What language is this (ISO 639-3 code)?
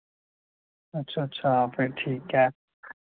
doi